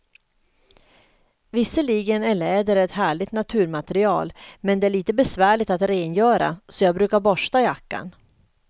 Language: Swedish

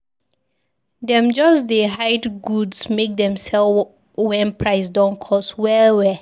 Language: Nigerian Pidgin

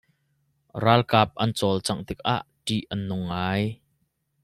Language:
Hakha Chin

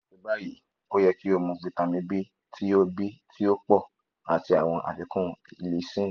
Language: Yoruba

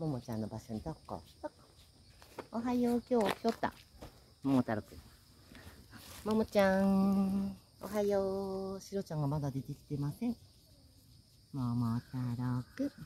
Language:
Japanese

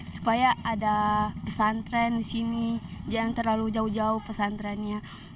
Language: Indonesian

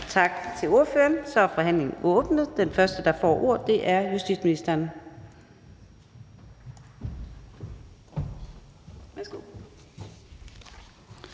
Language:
Danish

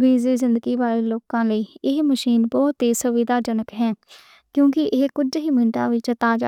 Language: Western Panjabi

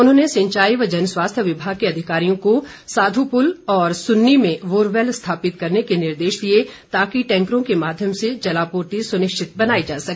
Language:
Hindi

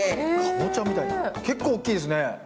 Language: Japanese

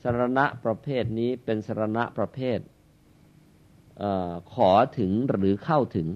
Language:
Thai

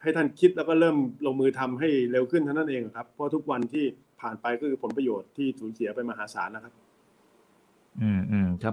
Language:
Thai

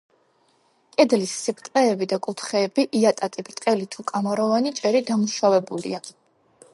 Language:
Georgian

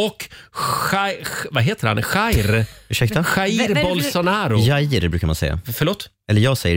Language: Swedish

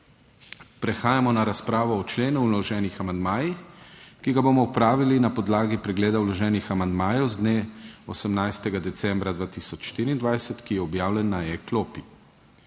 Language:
Slovenian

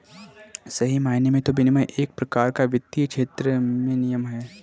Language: Hindi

